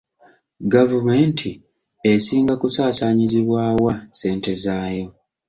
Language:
Ganda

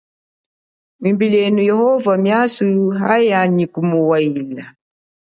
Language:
Chokwe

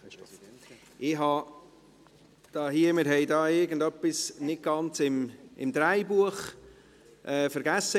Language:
Swiss German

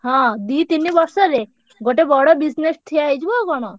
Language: Odia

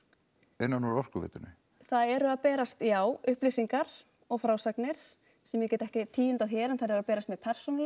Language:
Icelandic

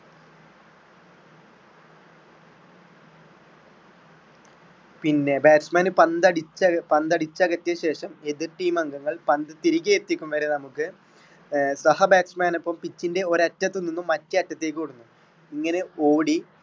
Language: Malayalam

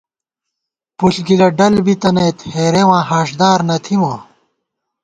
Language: Gawar-Bati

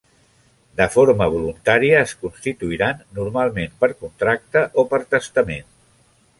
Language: Catalan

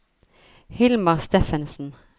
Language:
Norwegian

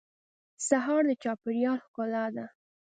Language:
Pashto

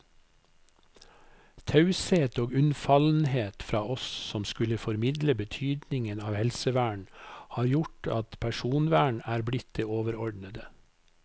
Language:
Norwegian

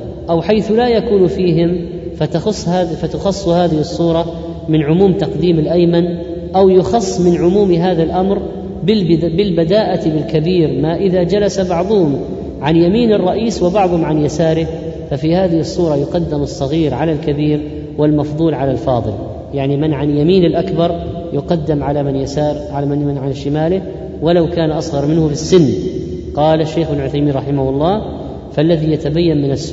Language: Arabic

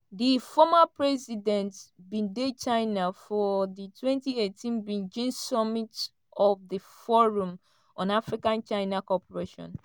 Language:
Nigerian Pidgin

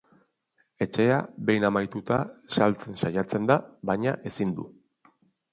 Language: Basque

